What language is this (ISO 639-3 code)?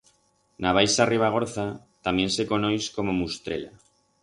arg